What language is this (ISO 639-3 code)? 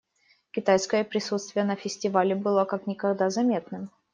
rus